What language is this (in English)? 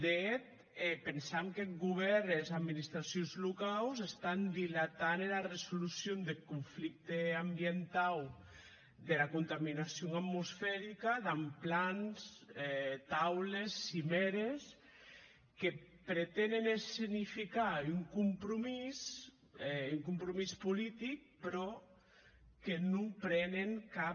Catalan